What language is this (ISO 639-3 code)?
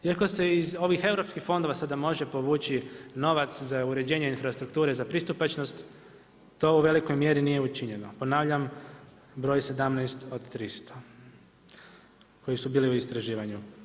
hrv